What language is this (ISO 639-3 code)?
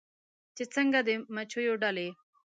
pus